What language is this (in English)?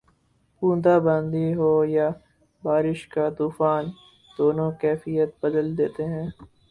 Urdu